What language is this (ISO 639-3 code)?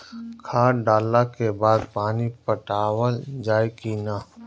bho